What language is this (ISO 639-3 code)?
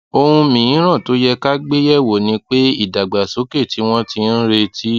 yor